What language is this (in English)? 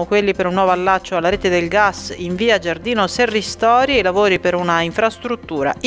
Italian